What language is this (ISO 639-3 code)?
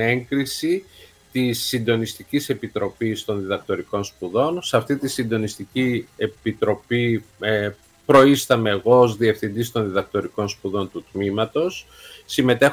ell